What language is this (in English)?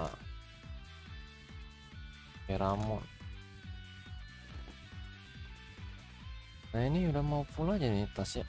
Indonesian